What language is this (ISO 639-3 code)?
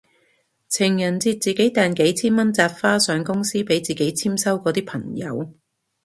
yue